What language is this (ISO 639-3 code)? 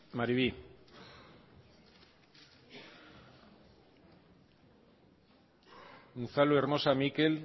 eus